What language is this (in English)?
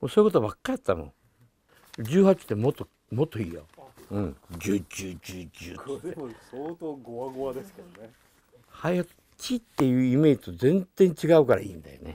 Japanese